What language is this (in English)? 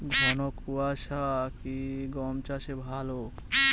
Bangla